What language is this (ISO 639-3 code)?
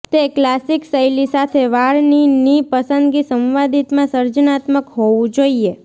guj